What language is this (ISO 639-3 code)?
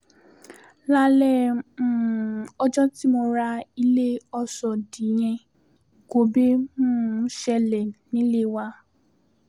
yor